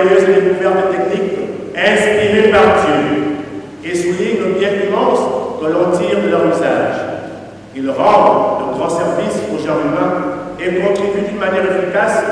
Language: French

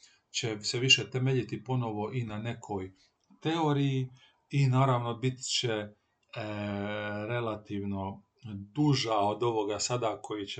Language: Croatian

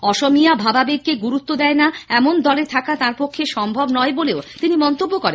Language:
Bangla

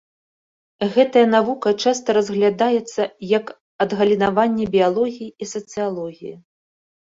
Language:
Belarusian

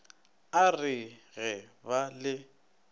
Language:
Northern Sotho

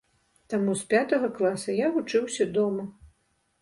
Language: Belarusian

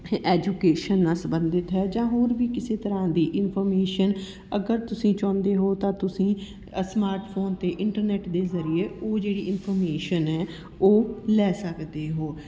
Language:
Punjabi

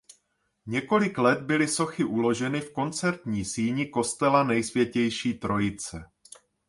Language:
Czech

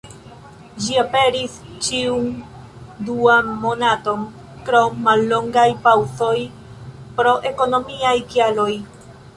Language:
Esperanto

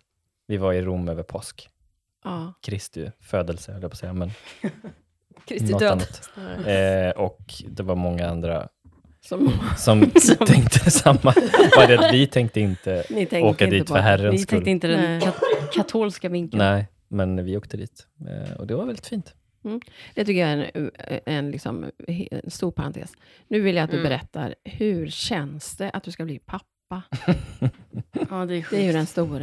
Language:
Swedish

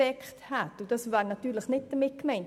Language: Swiss German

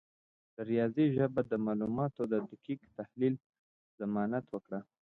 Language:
Pashto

